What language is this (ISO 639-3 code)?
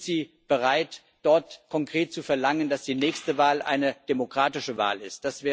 deu